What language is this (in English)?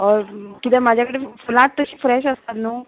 Konkani